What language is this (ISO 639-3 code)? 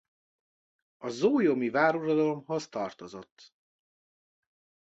hun